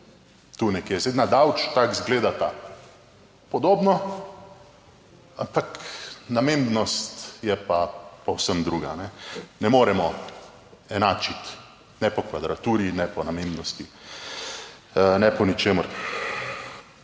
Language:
Slovenian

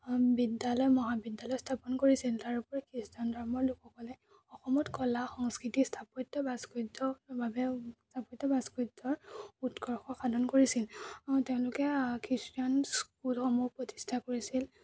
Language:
Assamese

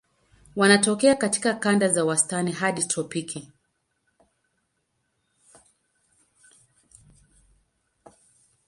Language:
Swahili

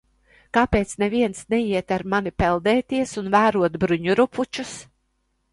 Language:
Latvian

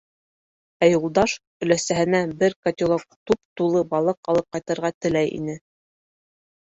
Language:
Bashkir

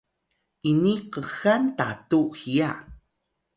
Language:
Atayal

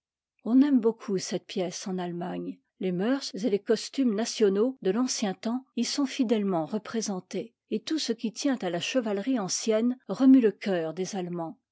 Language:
French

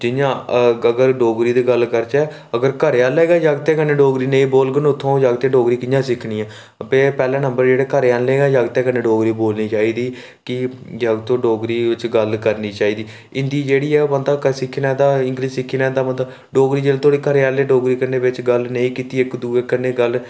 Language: Dogri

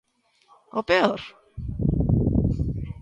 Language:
Galician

